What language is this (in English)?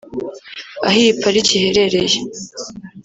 Kinyarwanda